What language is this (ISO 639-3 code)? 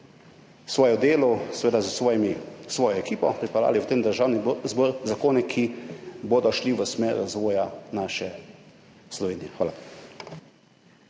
slv